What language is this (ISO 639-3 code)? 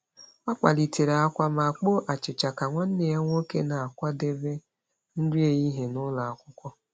ibo